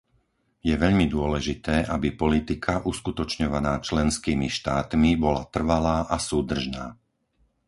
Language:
Slovak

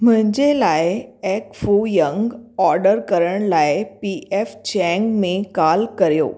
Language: Sindhi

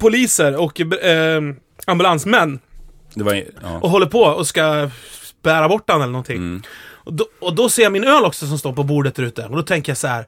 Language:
Swedish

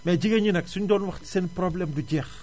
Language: Wolof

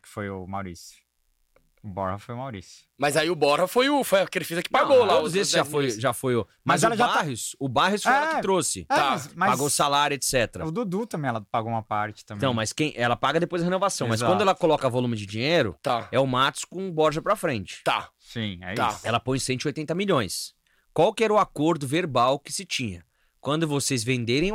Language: Portuguese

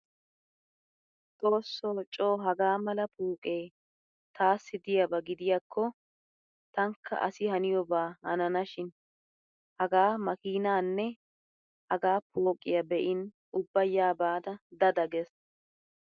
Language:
Wolaytta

